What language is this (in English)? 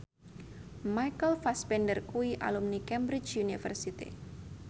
Javanese